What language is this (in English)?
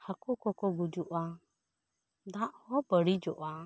Santali